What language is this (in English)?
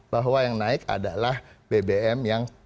Indonesian